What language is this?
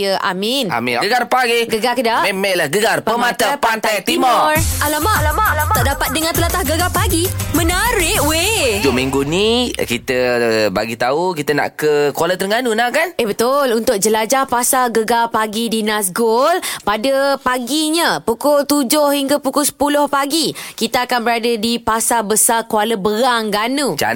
Malay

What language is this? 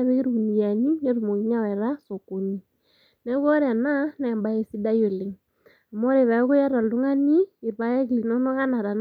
Masai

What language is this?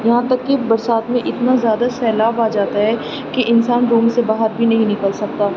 Urdu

